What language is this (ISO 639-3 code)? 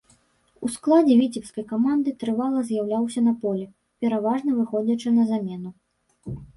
bel